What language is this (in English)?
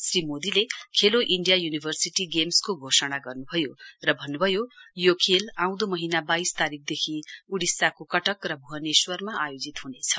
Nepali